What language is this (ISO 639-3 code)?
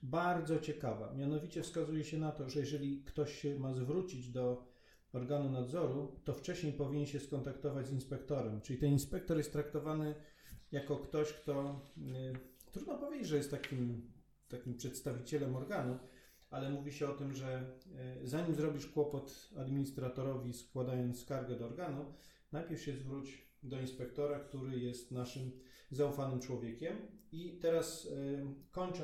pol